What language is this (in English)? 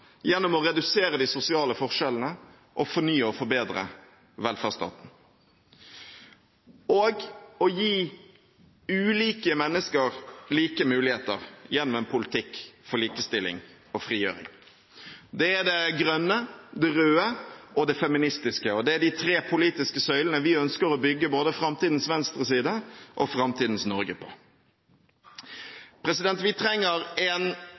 Norwegian Bokmål